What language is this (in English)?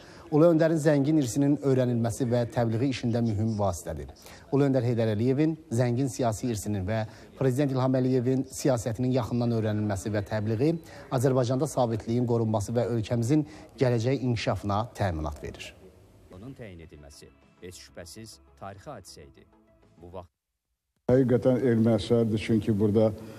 Turkish